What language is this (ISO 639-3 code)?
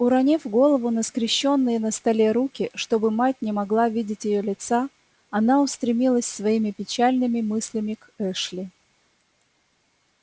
rus